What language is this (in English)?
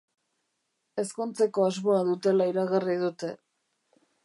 Basque